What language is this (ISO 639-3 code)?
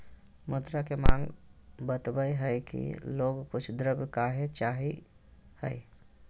mag